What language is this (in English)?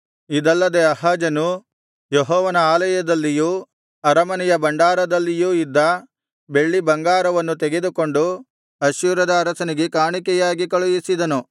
Kannada